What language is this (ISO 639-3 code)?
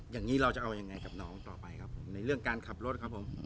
tha